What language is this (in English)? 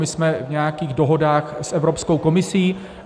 Czech